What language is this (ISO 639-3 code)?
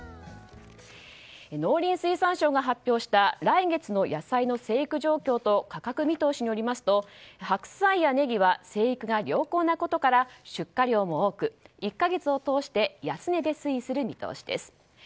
jpn